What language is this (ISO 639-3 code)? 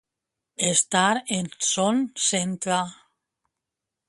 cat